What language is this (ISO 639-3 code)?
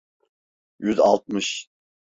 tur